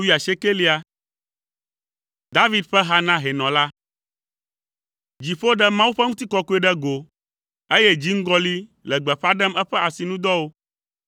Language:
Ewe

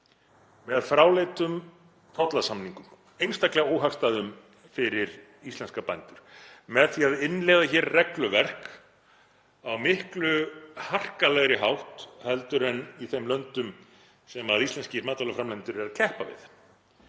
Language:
Icelandic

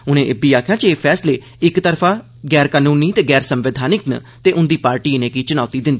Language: Dogri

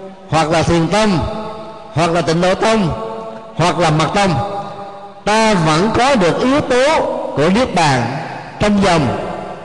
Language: Vietnamese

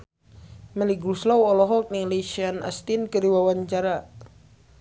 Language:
Sundanese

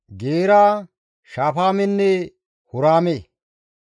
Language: Gamo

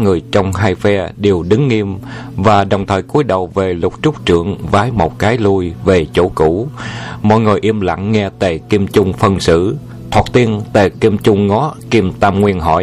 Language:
Vietnamese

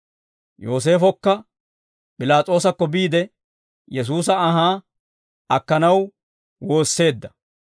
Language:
Dawro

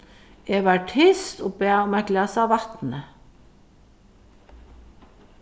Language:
Faroese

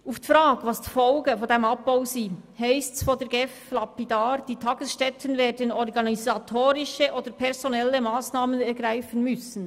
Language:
Swiss German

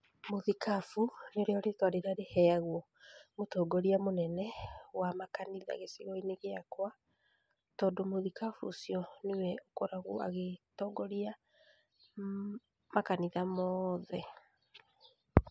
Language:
Kikuyu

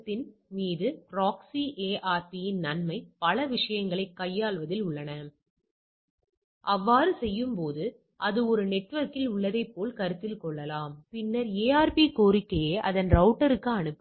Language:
Tamil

